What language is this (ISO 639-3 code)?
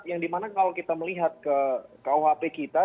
ind